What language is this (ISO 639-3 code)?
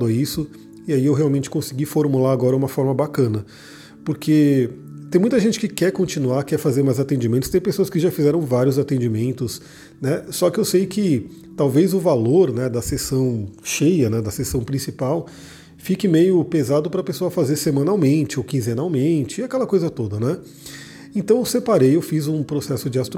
por